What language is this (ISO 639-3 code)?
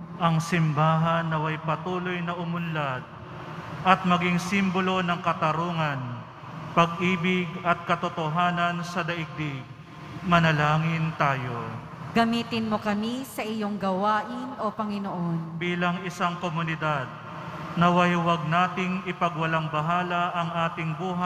fil